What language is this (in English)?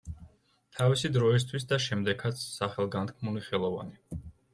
Georgian